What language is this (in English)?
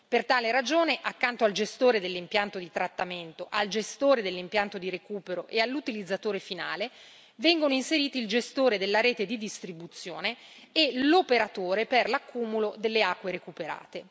Italian